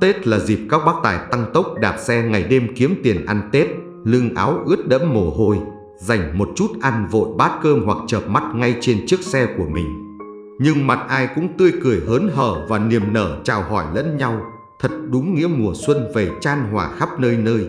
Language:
Vietnamese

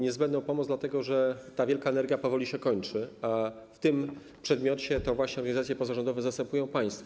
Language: Polish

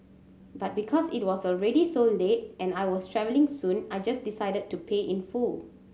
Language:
English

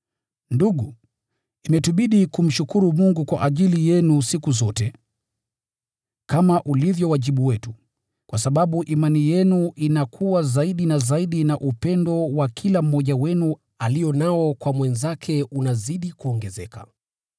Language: Swahili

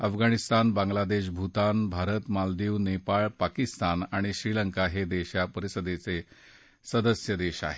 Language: Marathi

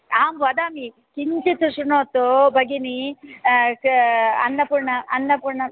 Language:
Sanskrit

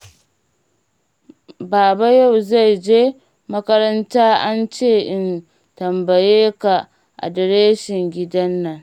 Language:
Hausa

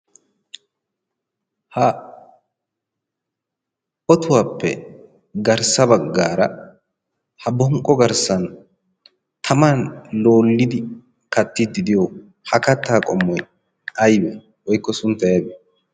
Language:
Wolaytta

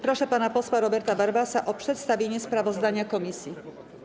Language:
Polish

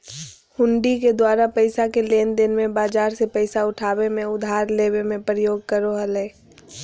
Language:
Magahi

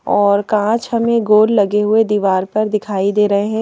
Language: Hindi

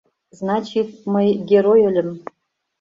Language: Mari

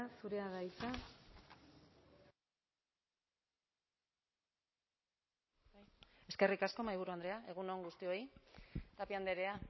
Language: Basque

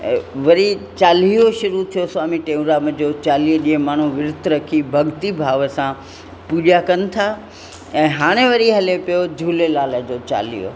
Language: Sindhi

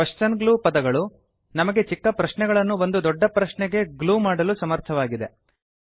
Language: Kannada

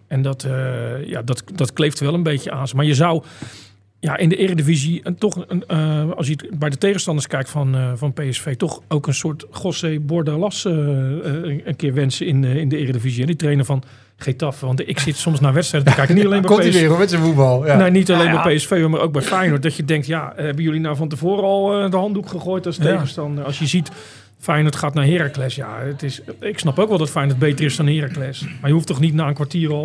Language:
Dutch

